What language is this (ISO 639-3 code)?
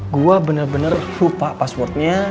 ind